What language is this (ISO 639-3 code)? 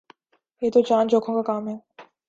urd